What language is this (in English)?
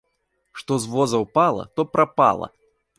Belarusian